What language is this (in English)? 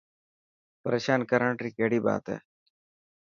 Dhatki